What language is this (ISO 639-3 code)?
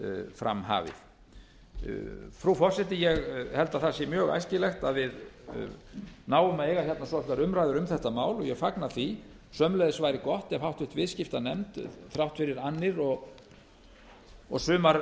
isl